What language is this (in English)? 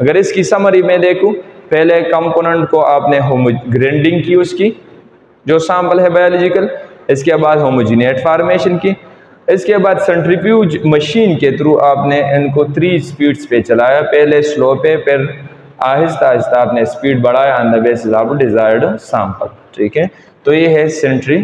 Hindi